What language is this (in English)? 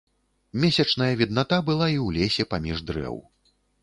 Belarusian